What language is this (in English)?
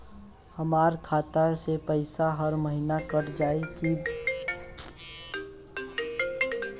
Bhojpuri